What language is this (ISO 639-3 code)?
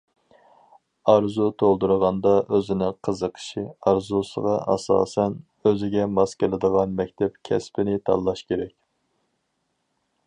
uig